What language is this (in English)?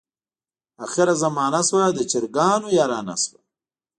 Pashto